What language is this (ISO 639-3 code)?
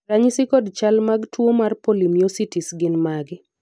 luo